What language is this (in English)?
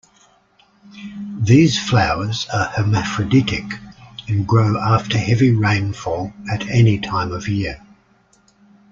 English